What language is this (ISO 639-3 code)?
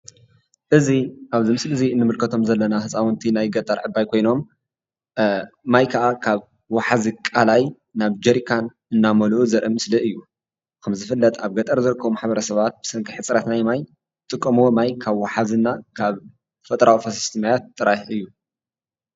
tir